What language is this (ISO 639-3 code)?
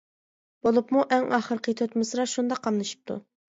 uig